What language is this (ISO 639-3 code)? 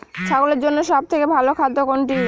ben